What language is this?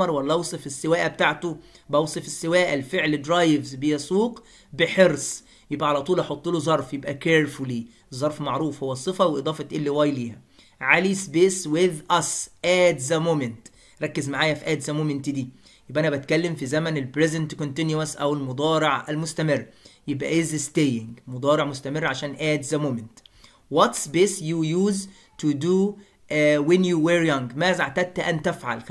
Arabic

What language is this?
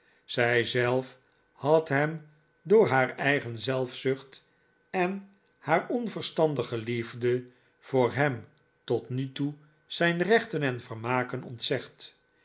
Dutch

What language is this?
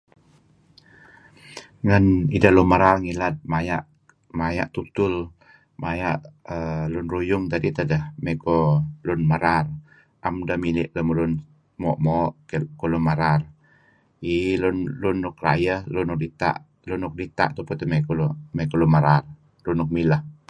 Kelabit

